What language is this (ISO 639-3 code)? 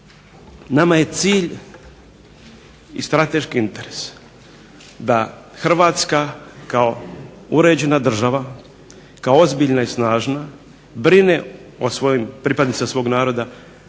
hrv